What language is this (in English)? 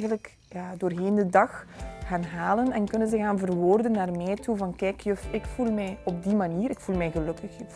Dutch